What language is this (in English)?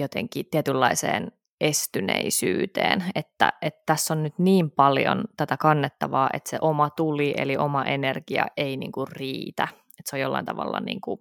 Finnish